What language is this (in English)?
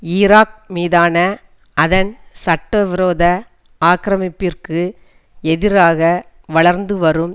Tamil